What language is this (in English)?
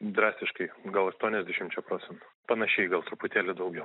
Lithuanian